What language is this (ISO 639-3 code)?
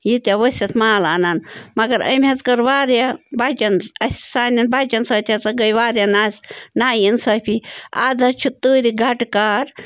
kas